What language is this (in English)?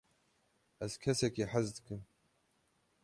Kurdish